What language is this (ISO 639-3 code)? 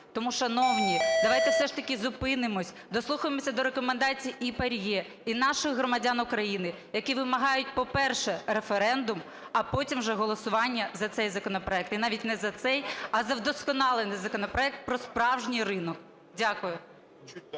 ukr